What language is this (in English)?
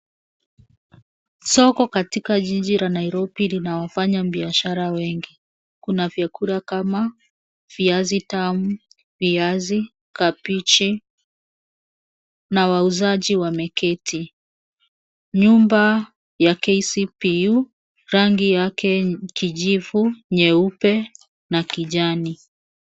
Swahili